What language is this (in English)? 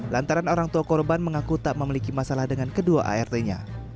Indonesian